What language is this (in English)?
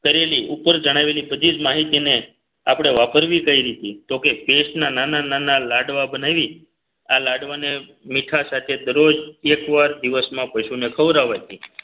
Gujarati